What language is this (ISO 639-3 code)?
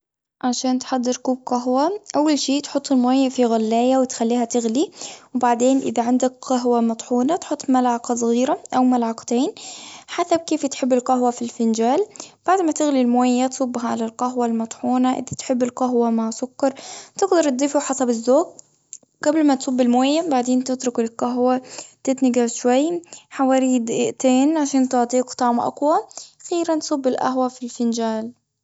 afb